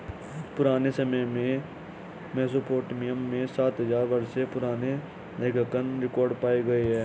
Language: Hindi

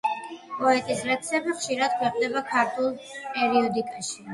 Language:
Georgian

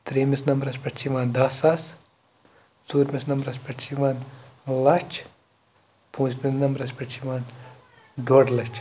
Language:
Kashmiri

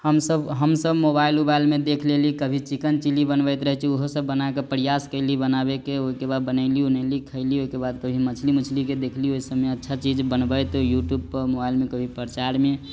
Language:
Maithili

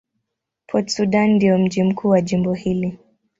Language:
Swahili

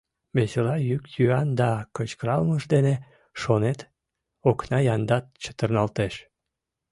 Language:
Mari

